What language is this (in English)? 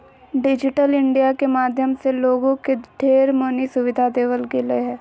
Magahi